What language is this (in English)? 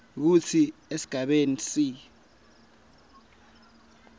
Swati